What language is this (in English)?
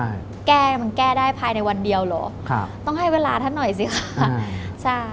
Thai